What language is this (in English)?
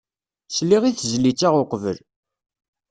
Kabyle